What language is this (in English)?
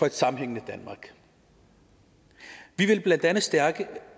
Danish